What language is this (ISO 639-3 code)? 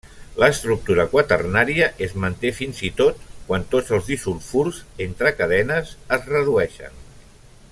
cat